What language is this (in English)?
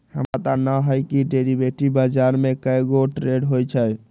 Magahi